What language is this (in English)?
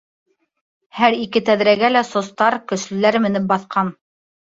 Bashkir